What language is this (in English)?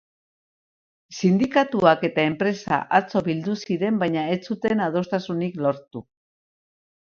Basque